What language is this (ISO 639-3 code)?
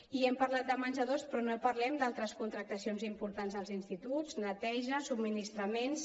cat